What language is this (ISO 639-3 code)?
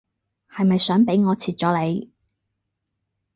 yue